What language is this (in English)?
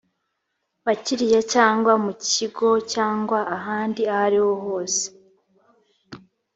Kinyarwanda